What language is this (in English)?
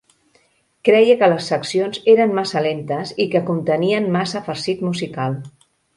Catalan